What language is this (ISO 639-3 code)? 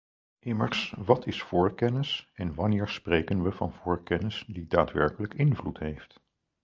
nld